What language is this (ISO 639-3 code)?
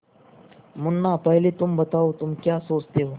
hin